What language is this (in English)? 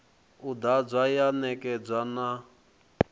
Venda